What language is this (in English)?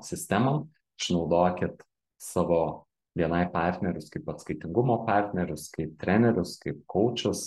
Lithuanian